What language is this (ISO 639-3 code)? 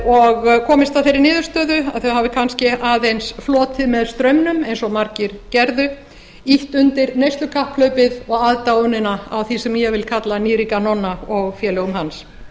isl